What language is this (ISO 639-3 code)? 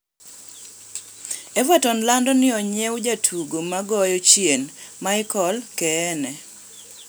luo